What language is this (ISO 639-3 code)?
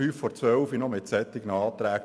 gsw